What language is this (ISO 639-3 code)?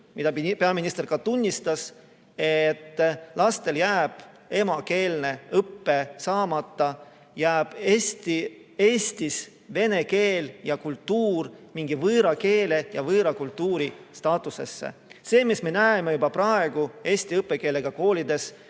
est